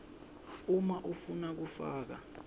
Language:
Swati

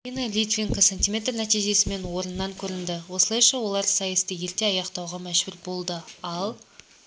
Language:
Kazakh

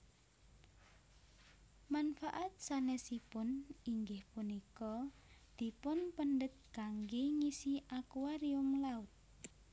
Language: Javanese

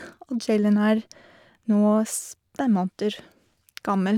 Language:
Norwegian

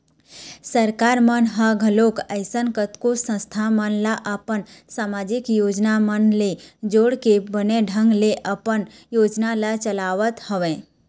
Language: Chhattisgarhi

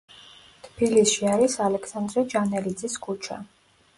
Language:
Georgian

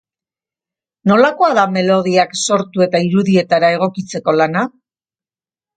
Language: Basque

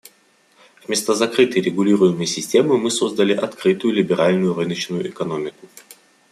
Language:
Russian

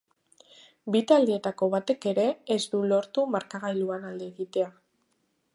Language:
Basque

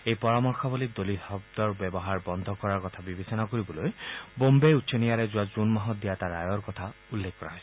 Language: Assamese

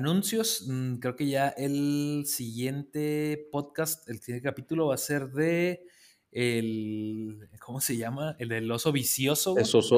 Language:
Spanish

